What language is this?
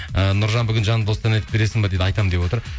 Kazakh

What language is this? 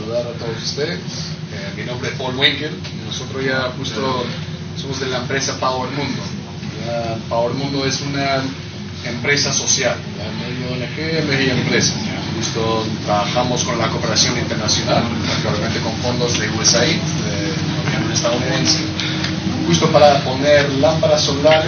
Spanish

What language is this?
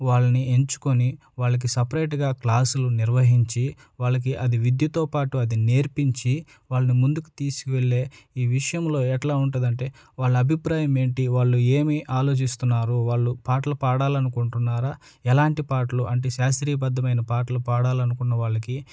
Telugu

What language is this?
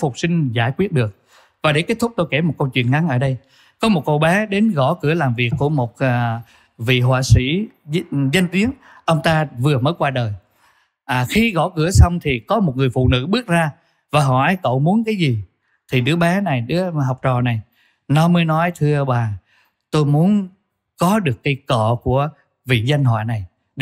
Vietnamese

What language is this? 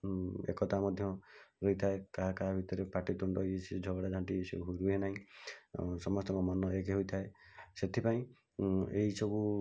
Odia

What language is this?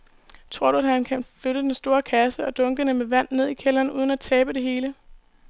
Danish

